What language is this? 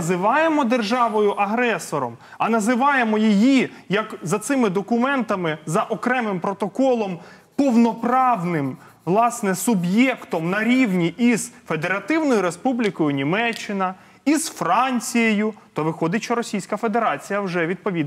Ukrainian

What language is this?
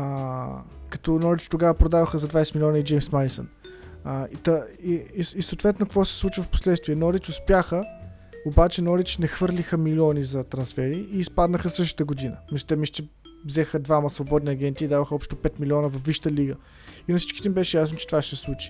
Bulgarian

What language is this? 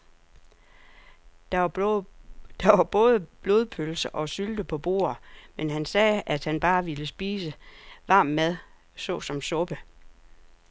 Danish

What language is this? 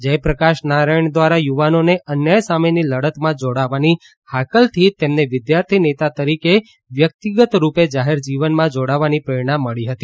Gujarati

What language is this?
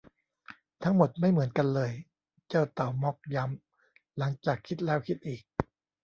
Thai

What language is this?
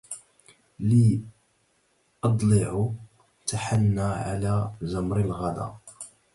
Arabic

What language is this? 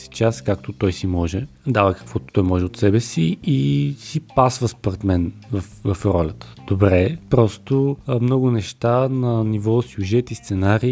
Bulgarian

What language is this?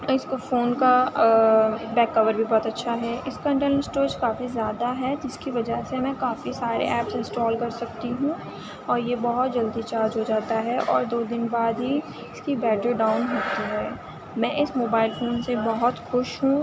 Urdu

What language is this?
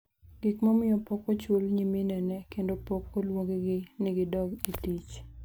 Luo (Kenya and Tanzania)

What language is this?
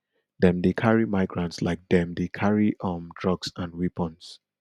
Nigerian Pidgin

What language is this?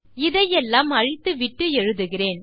Tamil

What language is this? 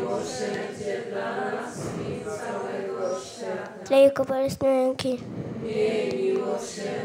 Polish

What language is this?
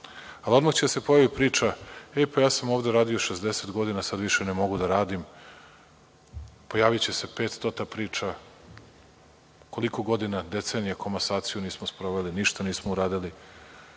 Serbian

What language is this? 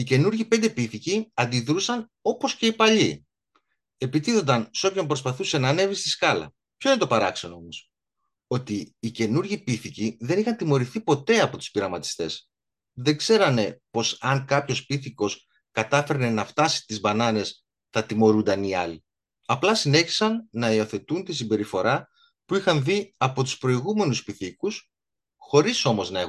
Greek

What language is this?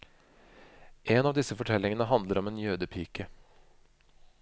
Norwegian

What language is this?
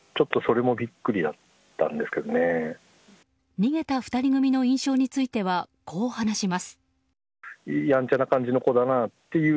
Japanese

